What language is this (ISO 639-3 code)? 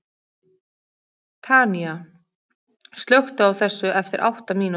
isl